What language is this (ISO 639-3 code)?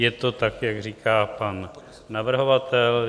ces